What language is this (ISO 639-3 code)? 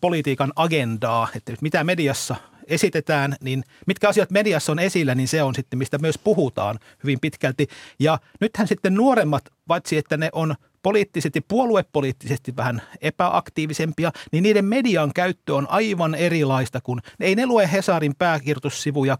fin